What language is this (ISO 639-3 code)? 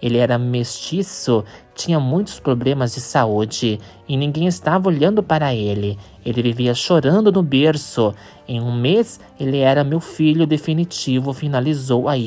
por